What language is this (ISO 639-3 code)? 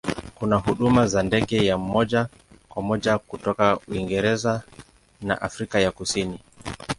swa